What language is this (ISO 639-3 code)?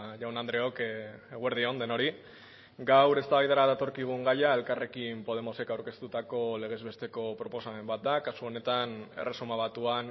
eus